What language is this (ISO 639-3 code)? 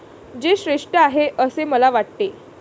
mar